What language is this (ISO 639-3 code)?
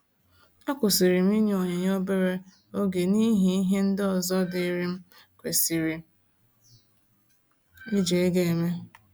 ibo